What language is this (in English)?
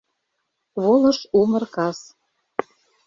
Mari